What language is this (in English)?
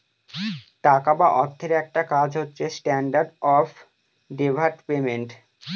Bangla